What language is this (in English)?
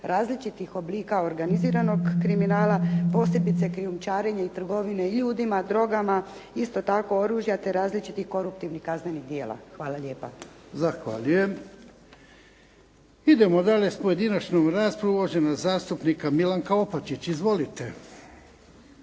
Croatian